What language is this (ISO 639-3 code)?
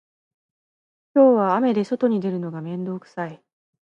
jpn